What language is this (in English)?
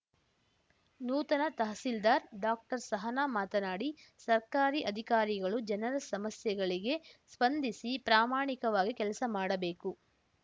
Kannada